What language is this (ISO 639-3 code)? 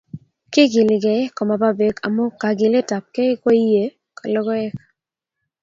kln